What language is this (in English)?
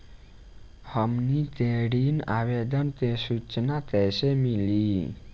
Bhojpuri